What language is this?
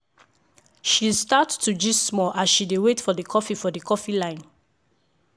Nigerian Pidgin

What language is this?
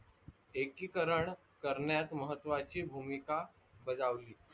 Marathi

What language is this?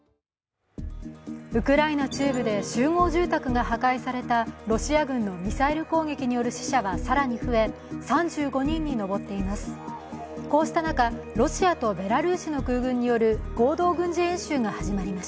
Japanese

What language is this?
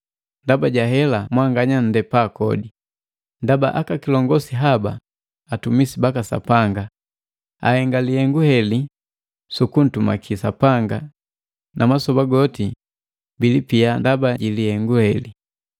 Matengo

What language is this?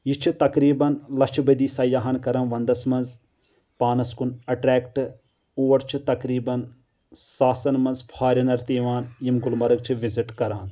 Kashmiri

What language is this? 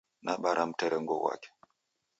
Taita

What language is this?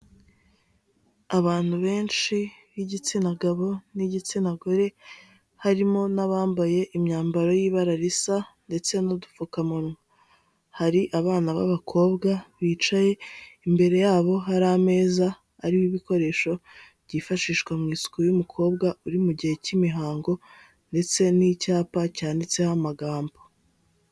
Kinyarwanda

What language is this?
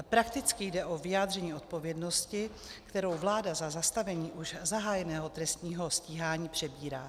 Czech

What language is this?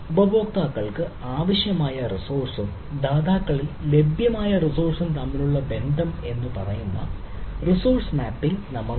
Malayalam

